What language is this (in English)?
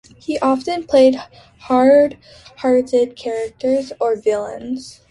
English